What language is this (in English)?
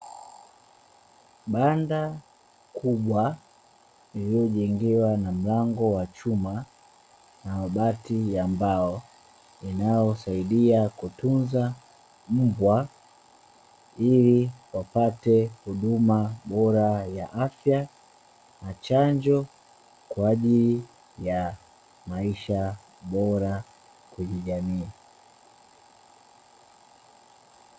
Swahili